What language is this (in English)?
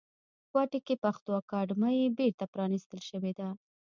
Pashto